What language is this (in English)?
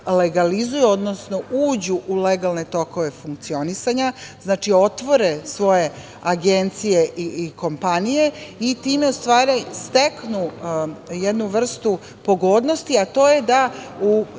Serbian